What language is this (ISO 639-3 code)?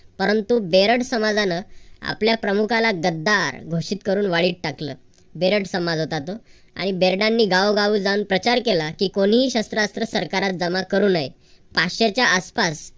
mar